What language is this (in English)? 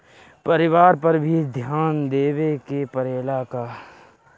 Bhojpuri